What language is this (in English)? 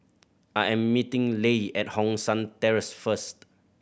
English